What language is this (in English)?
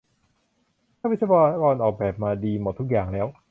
Thai